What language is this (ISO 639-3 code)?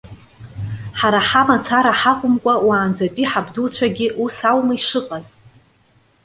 abk